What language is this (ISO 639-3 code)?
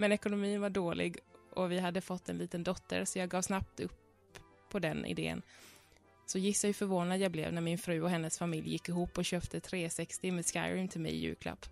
swe